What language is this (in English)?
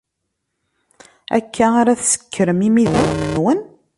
Kabyle